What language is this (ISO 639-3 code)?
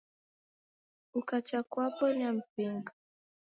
dav